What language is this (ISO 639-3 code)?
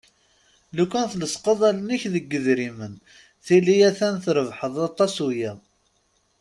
kab